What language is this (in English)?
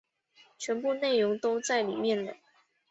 Chinese